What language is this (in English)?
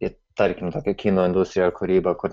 Lithuanian